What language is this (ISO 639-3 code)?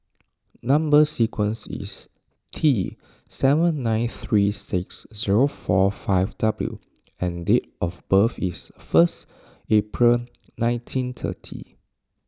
eng